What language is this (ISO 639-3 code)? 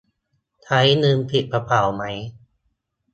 tha